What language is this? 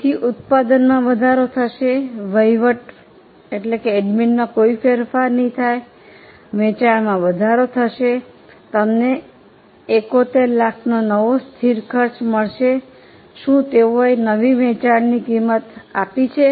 Gujarati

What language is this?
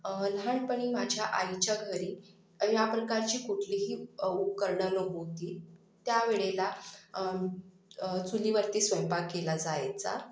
Marathi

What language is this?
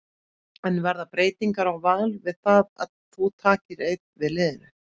Icelandic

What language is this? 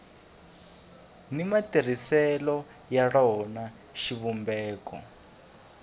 Tsonga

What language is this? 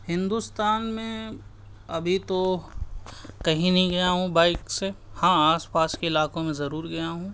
Urdu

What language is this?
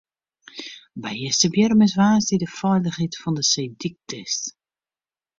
Western Frisian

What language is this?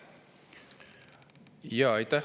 Estonian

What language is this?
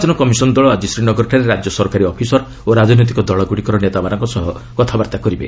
Odia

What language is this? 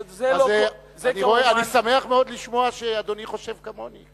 Hebrew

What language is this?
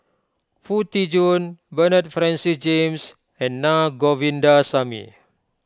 English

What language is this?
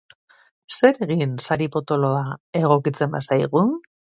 Basque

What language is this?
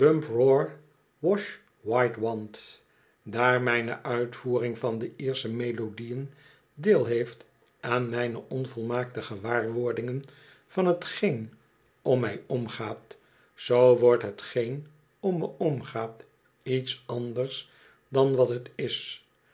Dutch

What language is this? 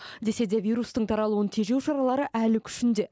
Kazakh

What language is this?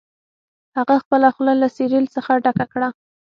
Pashto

